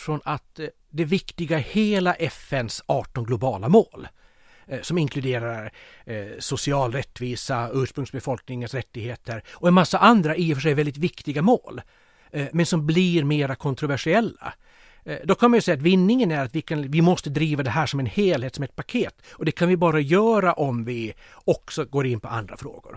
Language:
Swedish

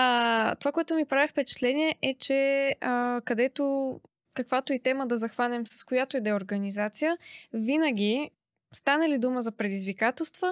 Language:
Bulgarian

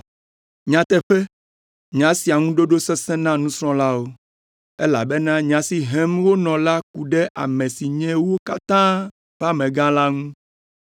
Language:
Ewe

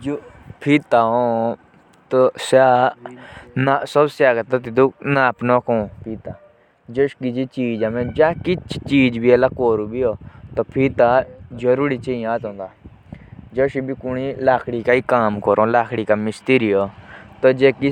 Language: Jaunsari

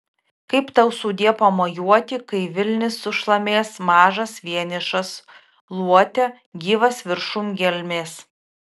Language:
Lithuanian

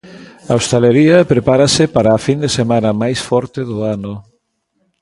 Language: Galician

